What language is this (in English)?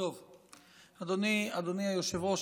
Hebrew